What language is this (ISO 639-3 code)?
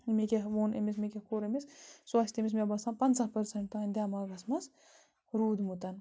kas